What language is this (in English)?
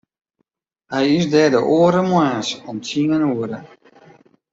Western Frisian